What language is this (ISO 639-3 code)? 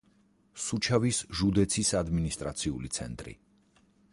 kat